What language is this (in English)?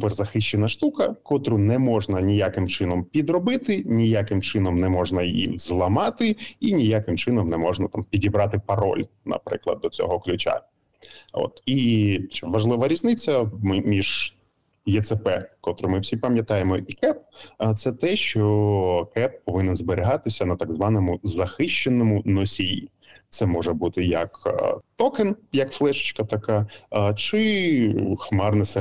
Ukrainian